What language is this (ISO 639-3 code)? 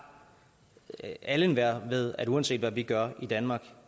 dan